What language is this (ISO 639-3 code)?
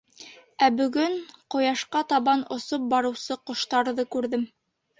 bak